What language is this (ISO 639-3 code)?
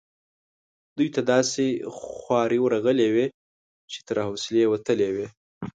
pus